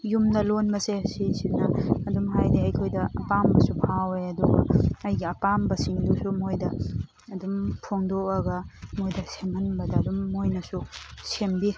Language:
Manipuri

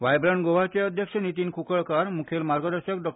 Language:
Konkani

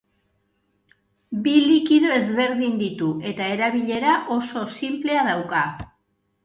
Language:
Basque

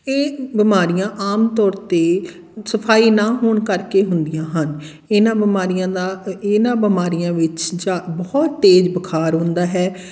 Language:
Punjabi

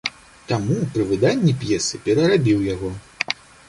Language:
Belarusian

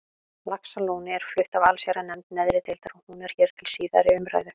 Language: Icelandic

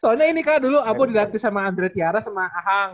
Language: Indonesian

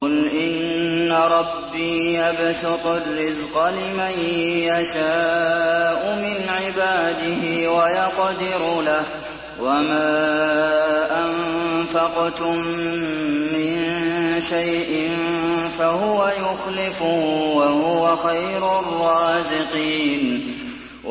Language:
Arabic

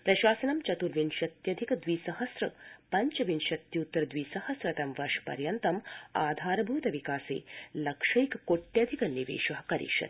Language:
Sanskrit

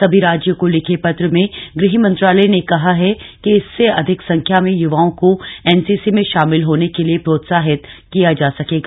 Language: Hindi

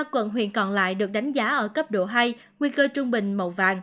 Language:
Vietnamese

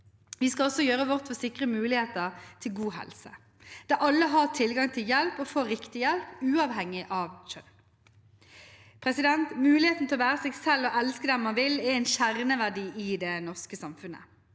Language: Norwegian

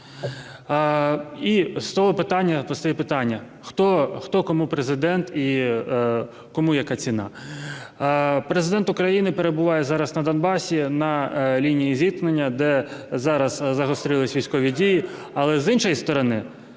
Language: Ukrainian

